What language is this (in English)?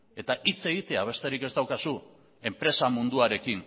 Basque